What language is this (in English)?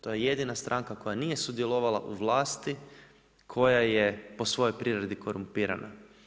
Croatian